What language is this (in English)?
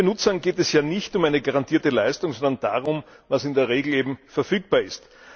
German